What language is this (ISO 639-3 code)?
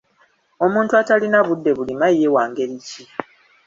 lug